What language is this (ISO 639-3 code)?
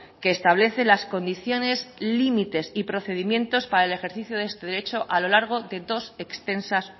spa